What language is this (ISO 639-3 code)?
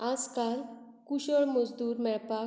kok